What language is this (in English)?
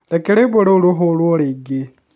Kikuyu